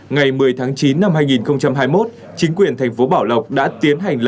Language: Vietnamese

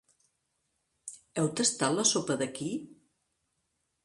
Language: Catalan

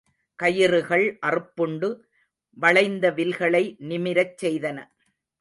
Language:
Tamil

